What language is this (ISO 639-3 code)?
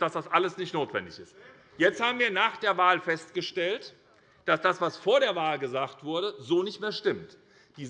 deu